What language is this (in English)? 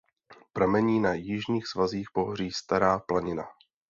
Czech